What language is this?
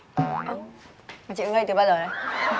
Vietnamese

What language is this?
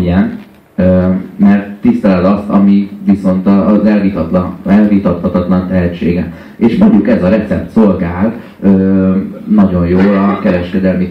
Hungarian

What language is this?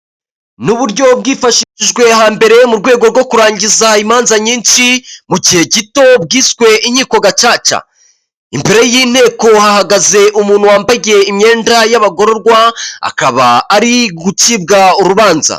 Kinyarwanda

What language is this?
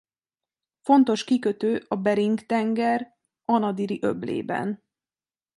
Hungarian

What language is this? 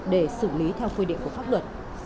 Vietnamese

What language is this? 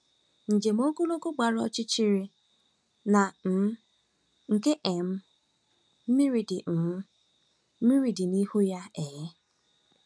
Igbo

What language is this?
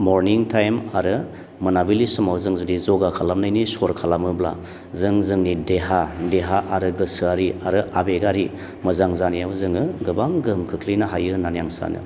Bodo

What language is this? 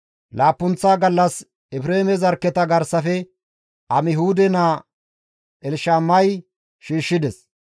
Gamo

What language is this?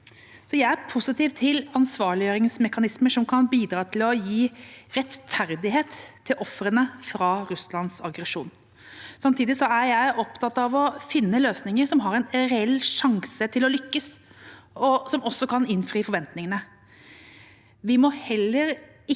Norwegian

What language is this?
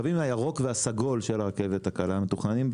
Hebrew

